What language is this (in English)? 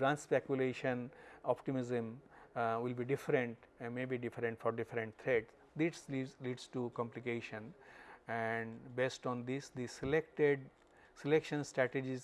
English